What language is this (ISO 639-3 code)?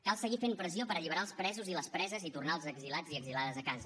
cat